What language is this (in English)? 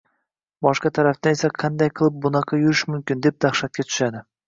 Uzbek